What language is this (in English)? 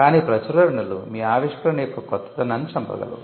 Telugu